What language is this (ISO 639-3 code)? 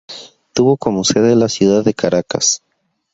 spa